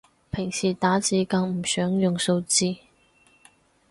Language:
Cantonese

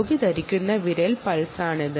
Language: Malayalam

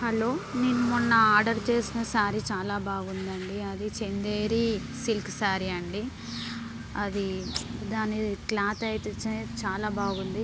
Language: Telugu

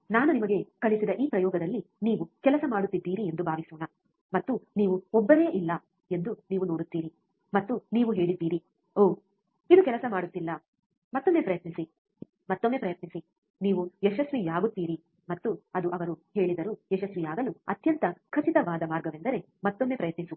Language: Kannada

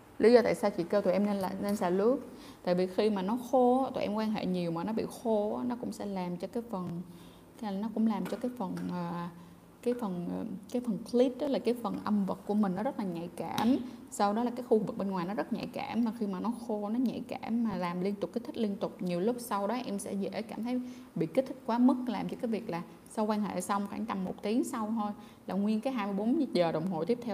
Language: Vietnamese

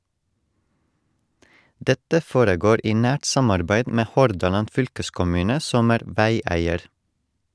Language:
Norwegian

